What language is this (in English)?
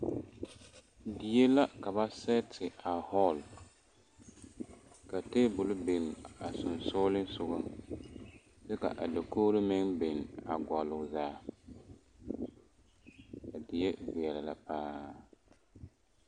Southern Dagaare